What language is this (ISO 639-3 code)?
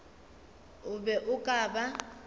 nso